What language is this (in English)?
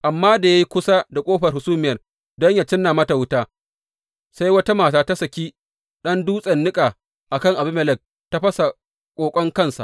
Hausa